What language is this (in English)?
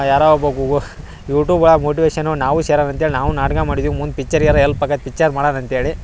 Kannada